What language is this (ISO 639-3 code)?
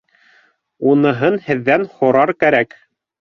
bak